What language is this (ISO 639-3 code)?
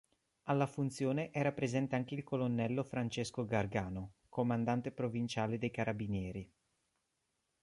ita